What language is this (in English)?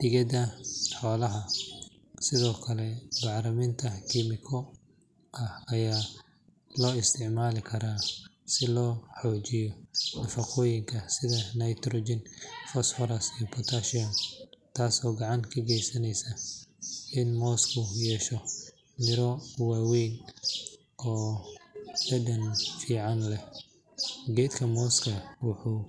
Somali